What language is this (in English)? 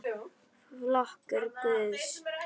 Icelandic